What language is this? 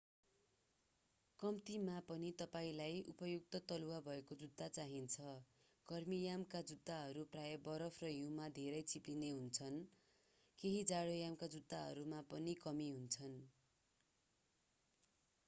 Nepali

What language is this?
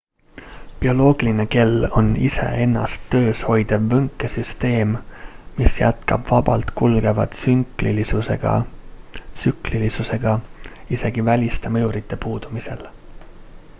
Estonian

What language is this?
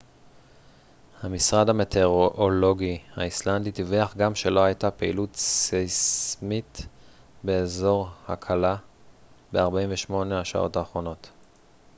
Hebrew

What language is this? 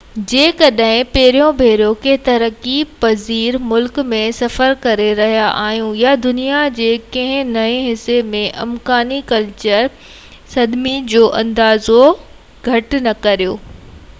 Sindhi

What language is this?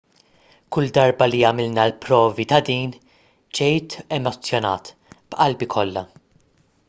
Maltese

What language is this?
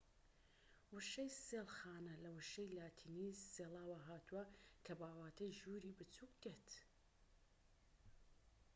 Central Kurdish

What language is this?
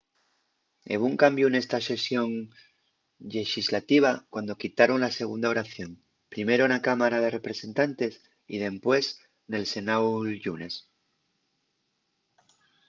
Asturian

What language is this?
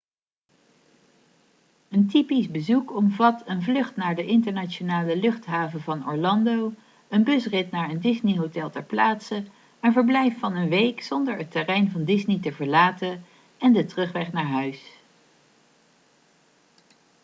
Dutch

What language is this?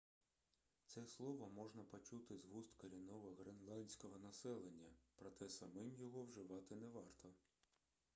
Ukrainian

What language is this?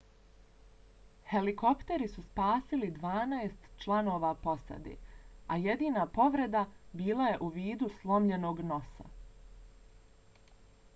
Bosnian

